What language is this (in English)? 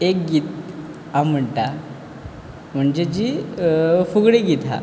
Konkani